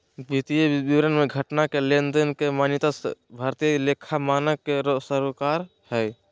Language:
Magahi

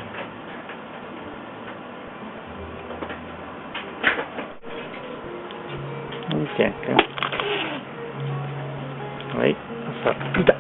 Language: Japanese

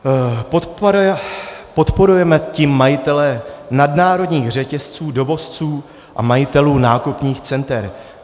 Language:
Czech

